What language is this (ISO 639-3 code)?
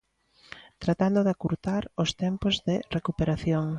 glg